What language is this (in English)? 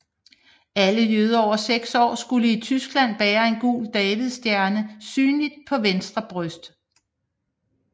Danish